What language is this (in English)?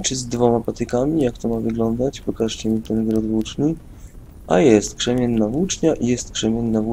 Polish